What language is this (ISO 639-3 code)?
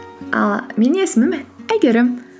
kaz